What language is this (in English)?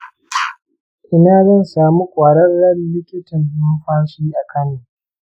Hausa